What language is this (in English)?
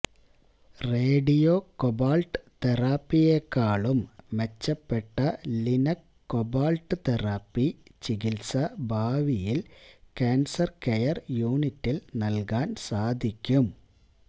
Malayalam